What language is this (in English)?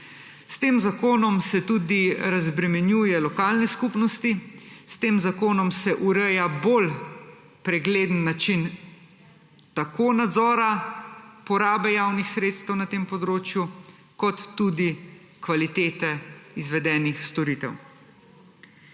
Slovenian